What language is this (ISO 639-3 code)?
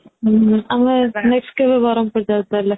ori